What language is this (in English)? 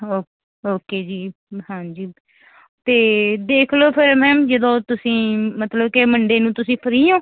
Punjabi